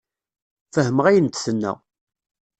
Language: Kabyle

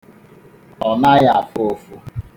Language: Igbo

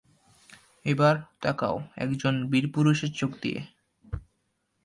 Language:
Bangla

